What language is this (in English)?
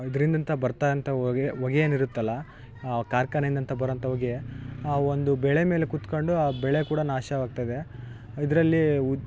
Kannada